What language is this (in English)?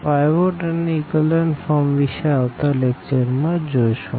Gujarati